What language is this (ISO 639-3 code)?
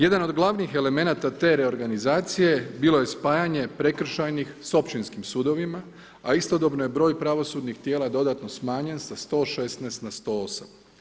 hrv